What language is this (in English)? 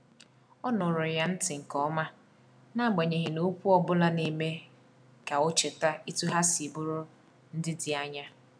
Igbo